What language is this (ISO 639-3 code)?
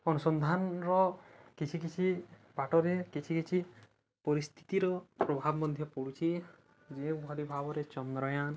ori